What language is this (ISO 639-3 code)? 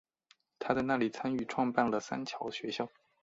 zho